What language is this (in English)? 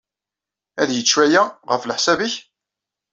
Kabyle